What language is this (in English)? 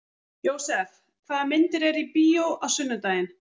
Icelandic